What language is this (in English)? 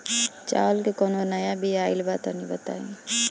Bhojpuri